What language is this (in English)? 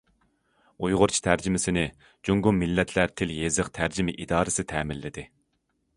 Uyghur